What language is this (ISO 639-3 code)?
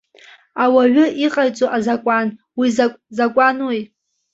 abk